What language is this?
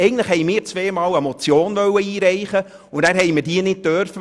Swiss German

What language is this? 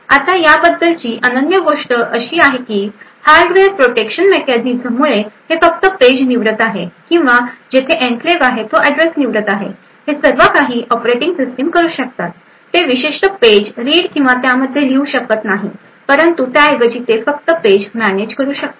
Marathi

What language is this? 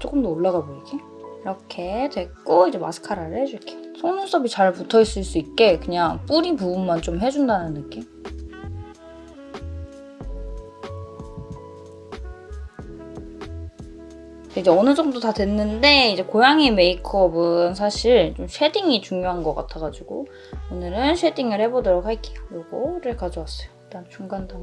Korean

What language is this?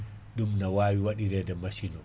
Fula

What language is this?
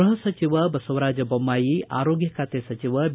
Kannada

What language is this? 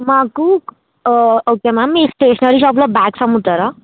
Telugu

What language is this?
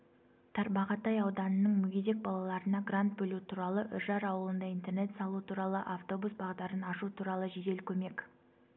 Kazakh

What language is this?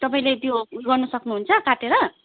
Nepali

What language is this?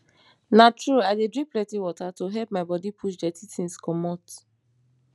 Nigerian Pidgin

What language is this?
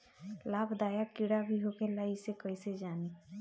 Bhojpuri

